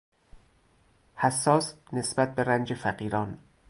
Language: Persian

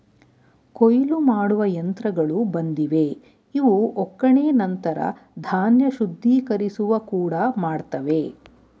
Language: Kannada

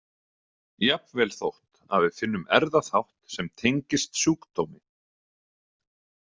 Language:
Icelandic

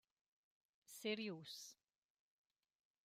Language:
Romansh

